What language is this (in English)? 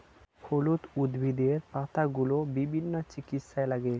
Bangla